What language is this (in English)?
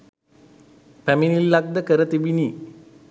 Sinhala